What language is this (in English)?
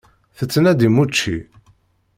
Kabyle